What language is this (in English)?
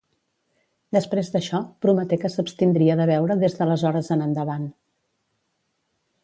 Catalan